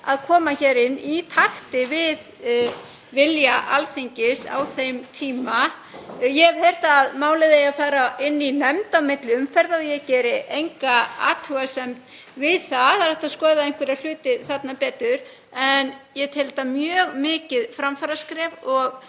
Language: Icelandic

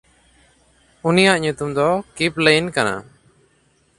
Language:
Santali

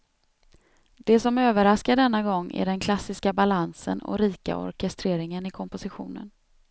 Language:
Swedish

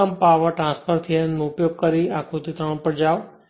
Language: Gujarati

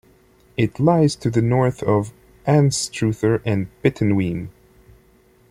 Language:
English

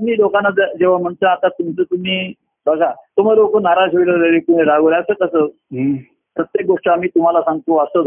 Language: Marathi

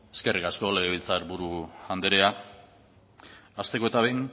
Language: Basque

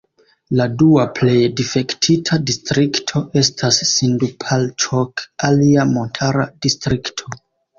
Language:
Esperanto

